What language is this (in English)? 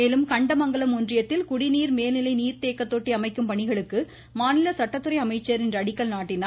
Tamil